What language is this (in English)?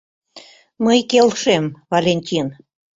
Mari